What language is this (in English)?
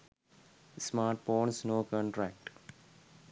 Sinhala